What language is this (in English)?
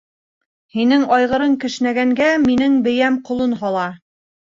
Bashkir